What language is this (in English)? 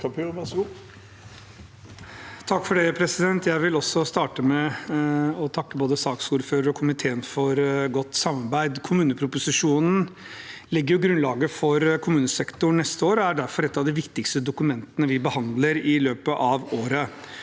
Norwegian